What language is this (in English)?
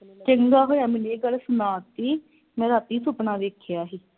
Punjabi